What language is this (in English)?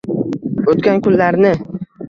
Uzbek